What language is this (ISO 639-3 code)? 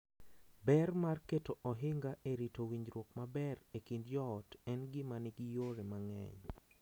luo